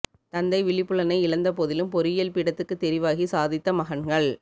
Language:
Tamil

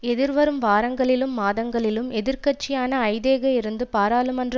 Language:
Tamil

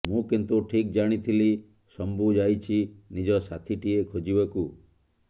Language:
Odia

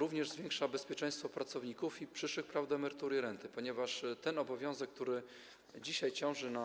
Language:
Polish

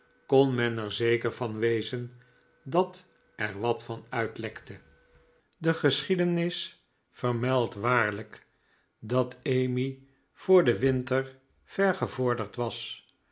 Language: Dutch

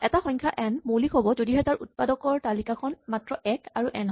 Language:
Assamese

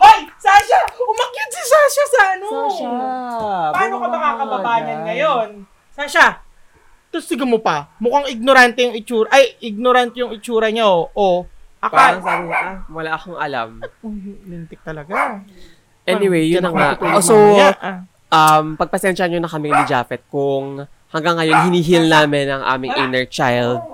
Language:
Filipino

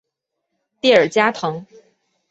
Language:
Chinese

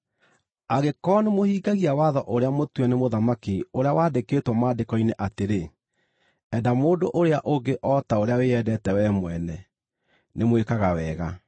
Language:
Kikuyu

